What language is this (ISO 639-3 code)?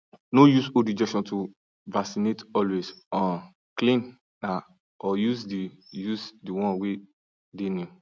pcm